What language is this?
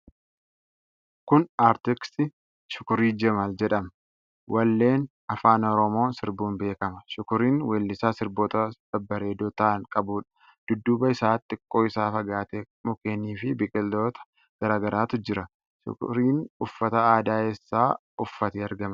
Oromo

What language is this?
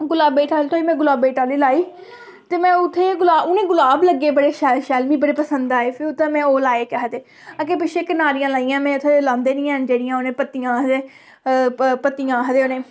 Dogri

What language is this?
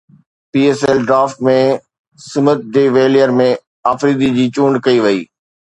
Sindhi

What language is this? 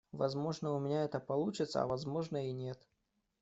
Russian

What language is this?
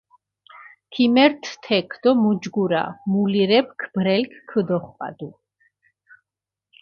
Mingrelian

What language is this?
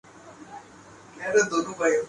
Urdu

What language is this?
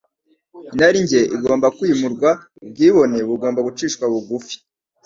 Kinyarwanda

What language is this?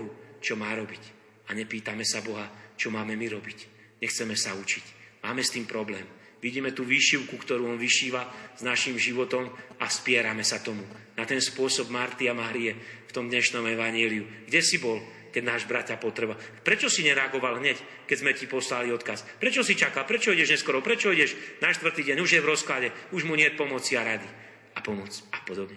Slovak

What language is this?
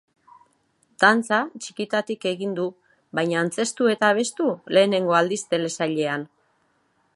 Basque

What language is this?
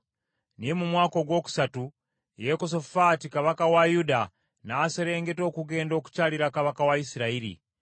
Ganda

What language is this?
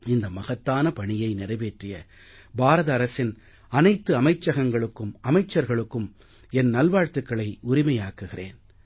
Tamil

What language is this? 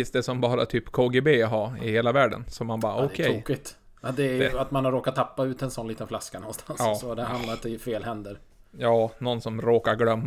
Swedish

